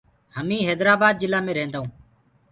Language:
Gurgula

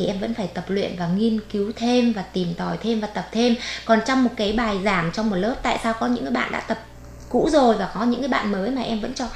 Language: Vietnamese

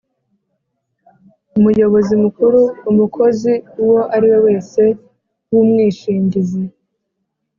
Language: Kinyarwanda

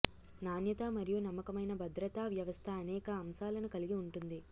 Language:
Telugu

